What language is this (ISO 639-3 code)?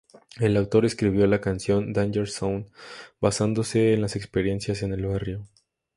spa